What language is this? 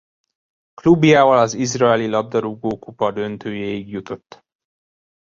Hungarian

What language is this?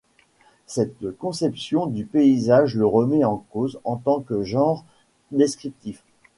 French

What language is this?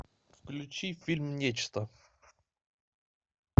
Russian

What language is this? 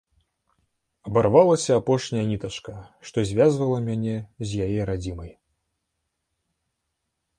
Belarusian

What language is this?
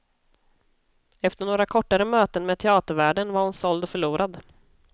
Swedish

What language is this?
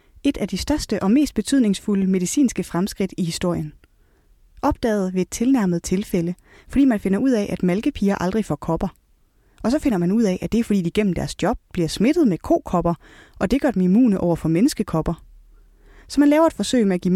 Danish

